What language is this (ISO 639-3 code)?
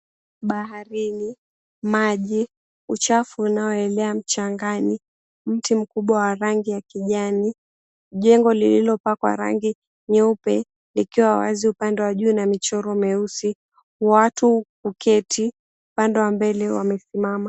swa